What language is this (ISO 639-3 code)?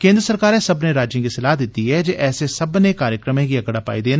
doi